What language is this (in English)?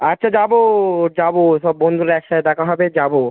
Bangla